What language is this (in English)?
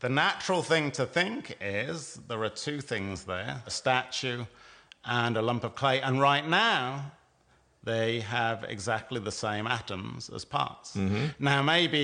English